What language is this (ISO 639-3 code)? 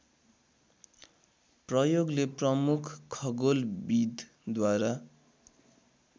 nep